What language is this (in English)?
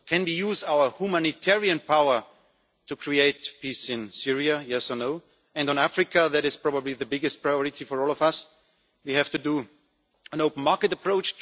English